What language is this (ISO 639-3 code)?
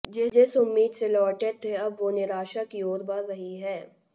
hin